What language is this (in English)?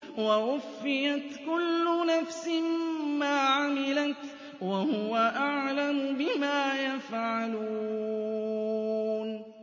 Arabic